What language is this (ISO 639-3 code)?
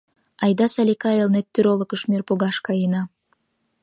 chm